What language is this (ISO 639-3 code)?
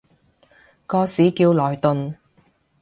yue